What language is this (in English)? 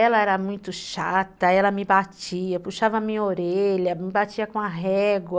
Portuguese